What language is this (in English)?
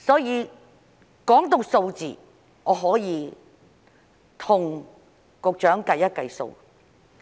Cantonese